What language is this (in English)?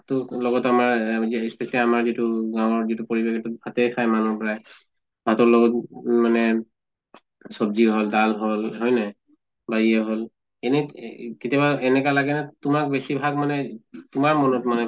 Assamese